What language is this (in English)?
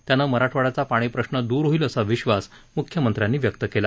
Marathi